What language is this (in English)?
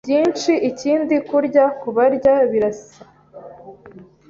Kinyarwanda